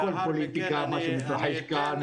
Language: Hebrew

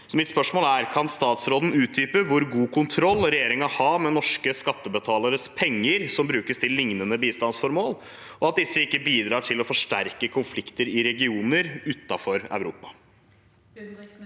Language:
Norwegian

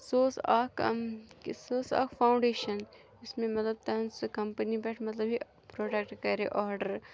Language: Kashmiri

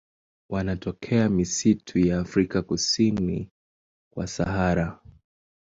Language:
Swahili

